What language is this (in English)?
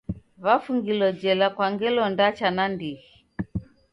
Taita